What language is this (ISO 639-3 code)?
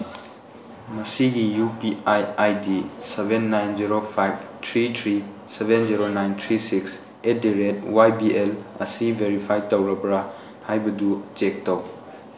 mni